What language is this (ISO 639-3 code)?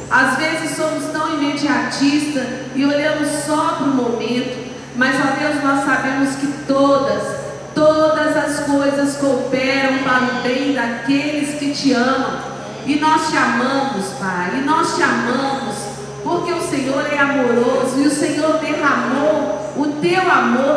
por